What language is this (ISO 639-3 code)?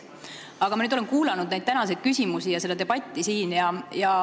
est